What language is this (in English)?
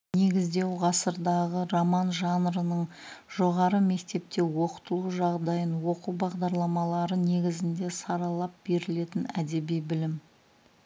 Kazakh